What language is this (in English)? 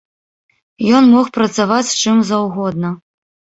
Belarusian